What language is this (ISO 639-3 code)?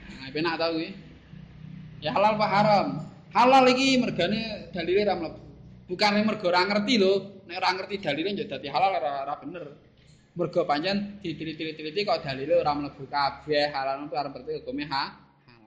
ind